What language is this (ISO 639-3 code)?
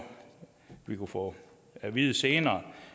dan